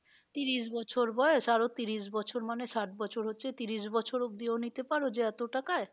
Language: Bangla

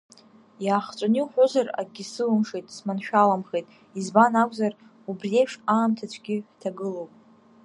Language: Abkhazian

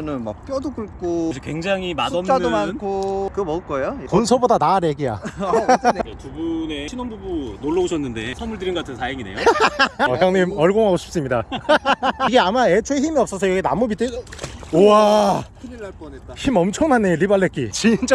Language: Korean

